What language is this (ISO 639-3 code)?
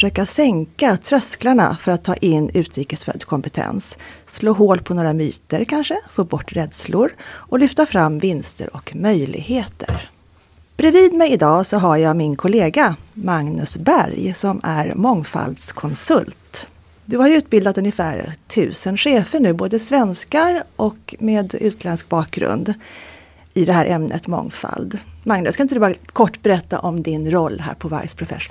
swe